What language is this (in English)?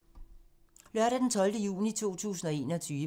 Danish